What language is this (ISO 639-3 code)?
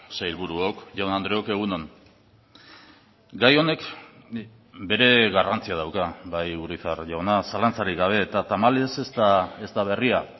eus